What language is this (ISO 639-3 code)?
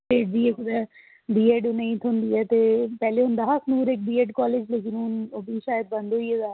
doi